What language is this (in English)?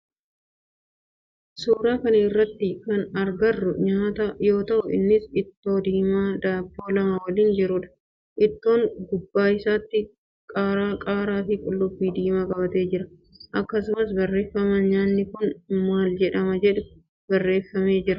Oromo